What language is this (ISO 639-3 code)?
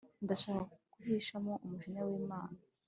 kin